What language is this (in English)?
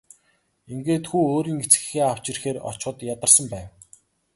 Mongolian